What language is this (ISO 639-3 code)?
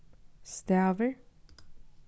fao